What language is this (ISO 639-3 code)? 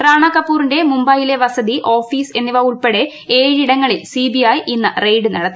mal